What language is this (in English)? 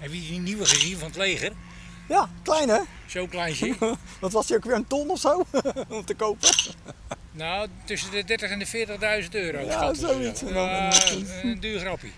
Dutch